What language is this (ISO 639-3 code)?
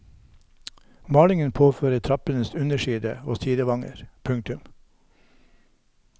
nor